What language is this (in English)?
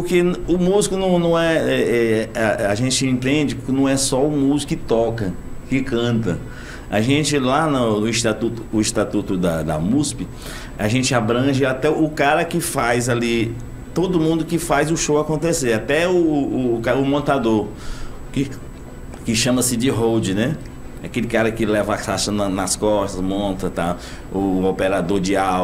Portuguese